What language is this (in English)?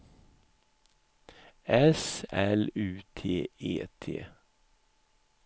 Swedish